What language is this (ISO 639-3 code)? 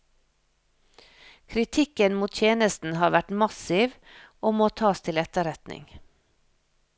nor